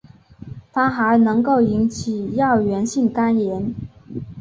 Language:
Chinese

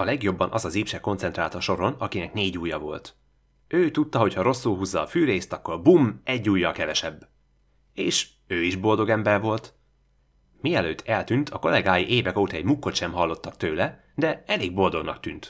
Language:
Hungarian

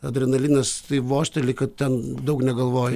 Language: Lithuanian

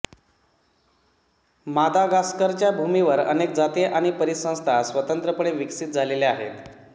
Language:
Marathi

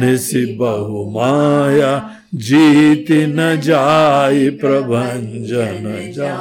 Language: Hindi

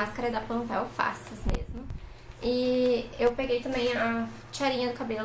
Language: Portuguese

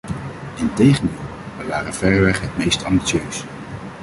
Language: Dutch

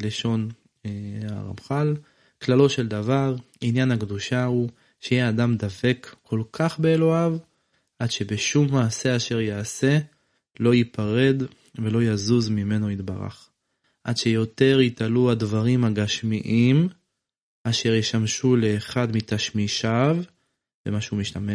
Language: Hebrew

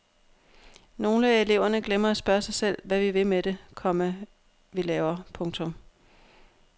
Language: Danish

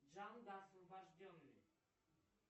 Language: Russian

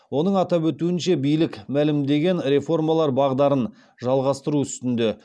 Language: Kazakh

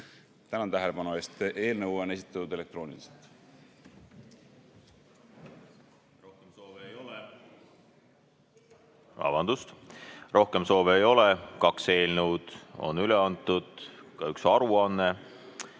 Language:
Estonian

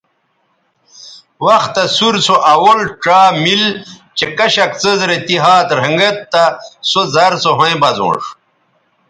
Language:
Bateri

